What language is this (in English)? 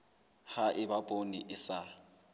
Southern Sotho